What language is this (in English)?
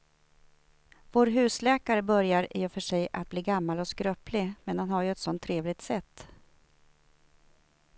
Swedish